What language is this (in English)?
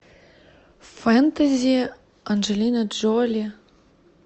Russian